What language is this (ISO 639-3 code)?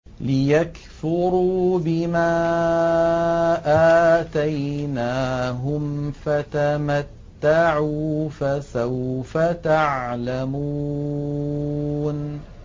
ara